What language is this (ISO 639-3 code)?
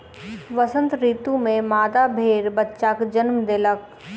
mai